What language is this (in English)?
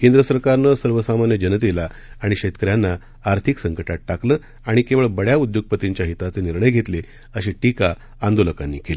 Marathi